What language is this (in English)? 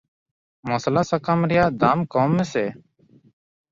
Santali